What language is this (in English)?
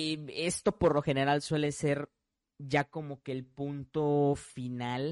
Spanish